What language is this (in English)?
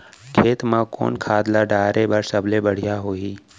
Chhattisgarhi